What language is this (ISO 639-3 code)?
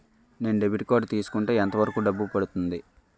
tel